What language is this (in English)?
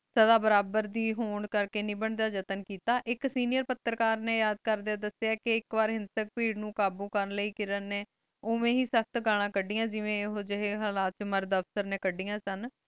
Punjabi